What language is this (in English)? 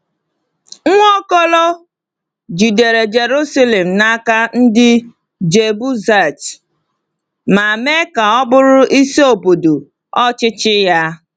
Igbo